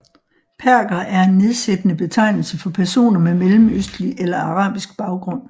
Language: Danish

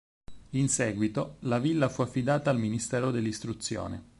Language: Italian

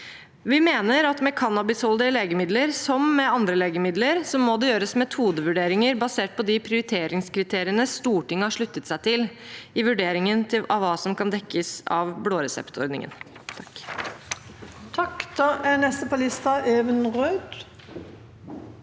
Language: Norwegian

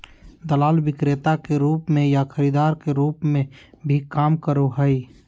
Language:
Magahi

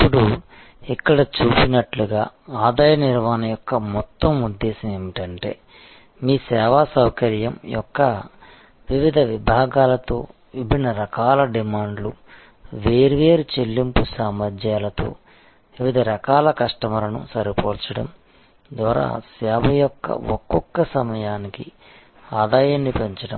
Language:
Telugu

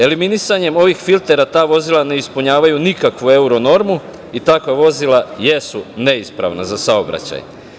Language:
Serbian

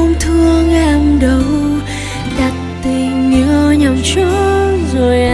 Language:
Vietnamese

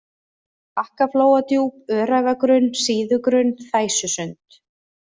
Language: Icelandic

